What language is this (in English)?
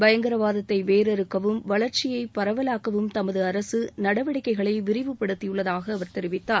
Tamil